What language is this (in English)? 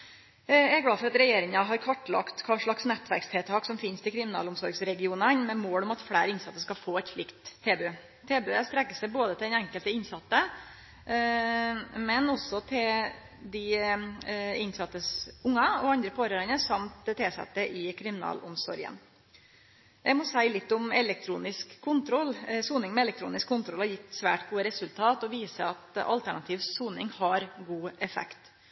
Norwegian Nynorsk